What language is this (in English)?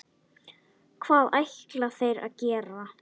Icelandic